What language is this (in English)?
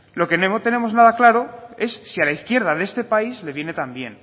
Spanish